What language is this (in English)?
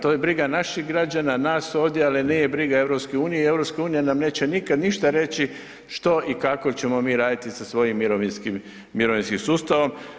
Croatian